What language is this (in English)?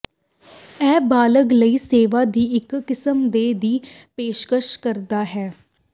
Punjabi